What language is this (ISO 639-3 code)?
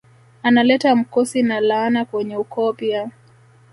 swa